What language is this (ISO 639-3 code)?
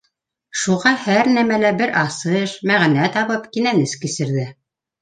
bak